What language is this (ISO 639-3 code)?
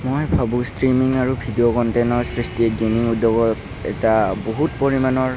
asm